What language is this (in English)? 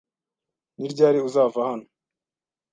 Kinyarwanda